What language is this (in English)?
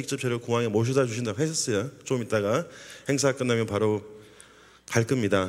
Korean